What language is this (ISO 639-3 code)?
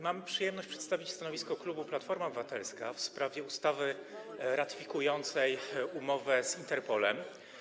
pol